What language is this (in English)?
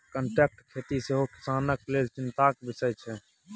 Maithili